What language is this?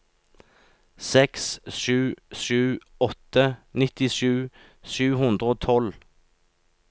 Norwegian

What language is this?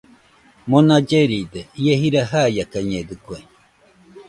Nüpode Huitoto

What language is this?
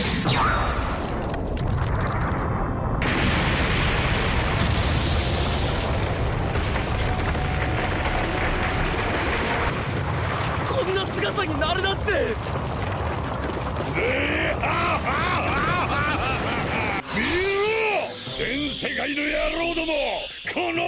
Japanese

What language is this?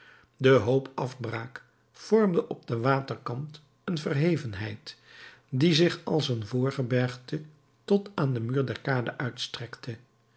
Dutch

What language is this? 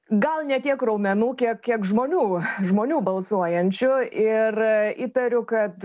Lithuanian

